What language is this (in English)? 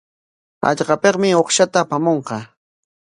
Corongo Ancash Quechua